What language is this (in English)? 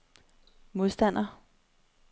Danish